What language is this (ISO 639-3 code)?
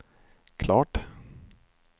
swe